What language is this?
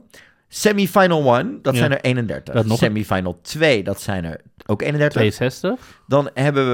Dutch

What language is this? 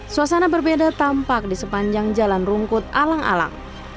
Indonesian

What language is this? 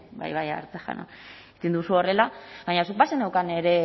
Basque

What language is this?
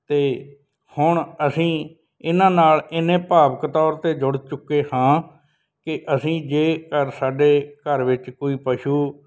Punjabi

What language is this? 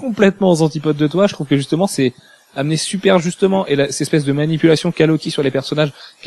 French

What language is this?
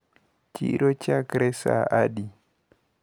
Luo (Kenya and Tanzania)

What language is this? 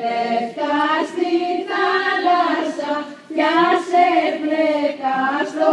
Italian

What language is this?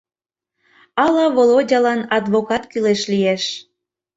Mari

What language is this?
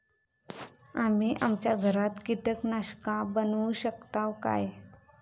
Marathi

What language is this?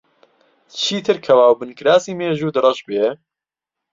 Central Kurdish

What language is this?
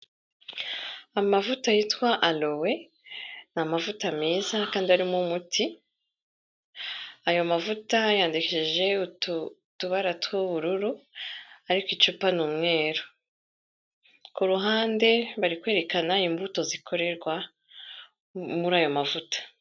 Kinyarwanda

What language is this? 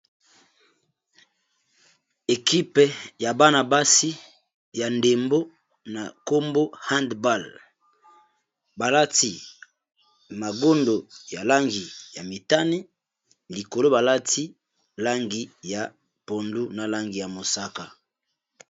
Lingala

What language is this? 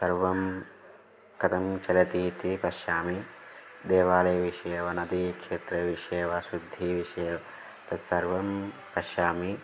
Sanskrit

